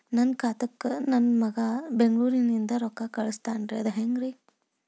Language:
Kannada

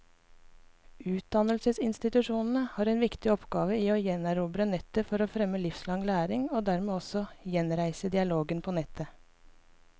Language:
Norwegian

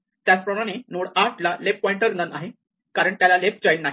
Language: Marathi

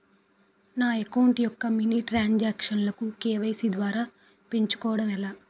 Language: Telugu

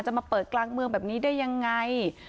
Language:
Thai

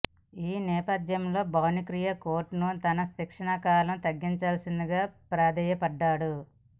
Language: Telugu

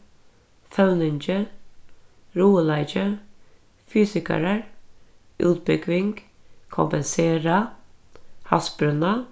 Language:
Faroese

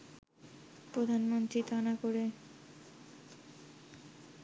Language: Bangla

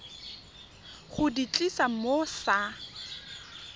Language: Tswana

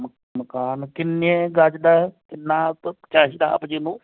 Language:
Punjabi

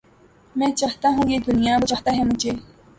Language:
Urdu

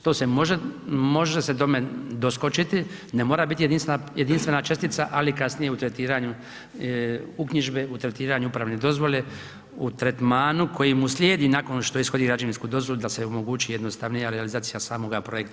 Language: Croatian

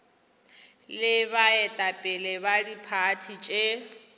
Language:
Northern Sotho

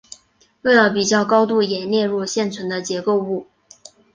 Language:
Chinese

